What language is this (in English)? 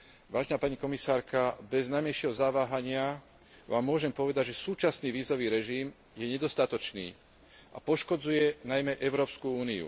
Slovak